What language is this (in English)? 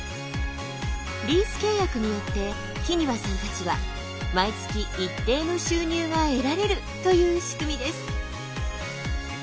Japanese